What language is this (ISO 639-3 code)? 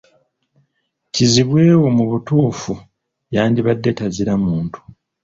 lug